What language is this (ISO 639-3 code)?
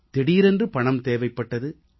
tam